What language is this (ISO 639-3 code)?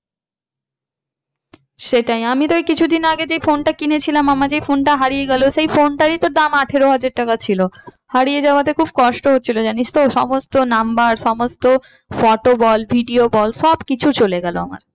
ben